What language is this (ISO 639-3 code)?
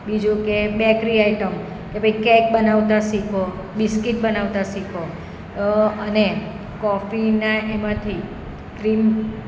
guj